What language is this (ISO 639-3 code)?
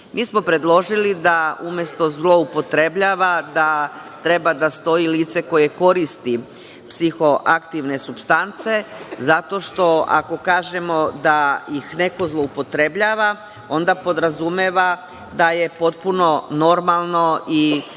srp